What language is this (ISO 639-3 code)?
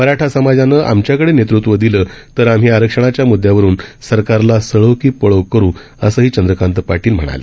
mar